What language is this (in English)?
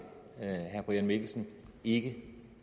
Danish